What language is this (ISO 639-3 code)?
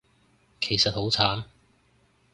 yue